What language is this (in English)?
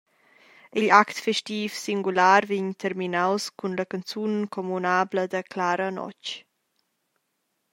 Romansh